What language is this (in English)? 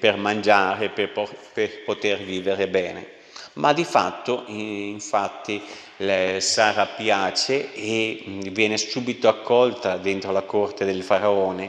Italian